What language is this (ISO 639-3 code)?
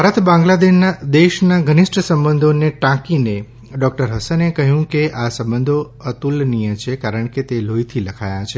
guj